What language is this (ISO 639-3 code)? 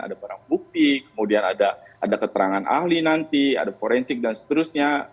ind